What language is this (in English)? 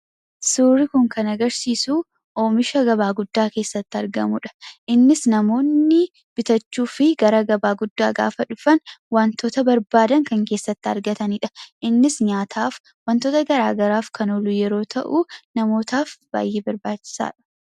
Oromo